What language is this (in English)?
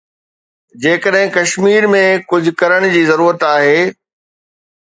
Sindhi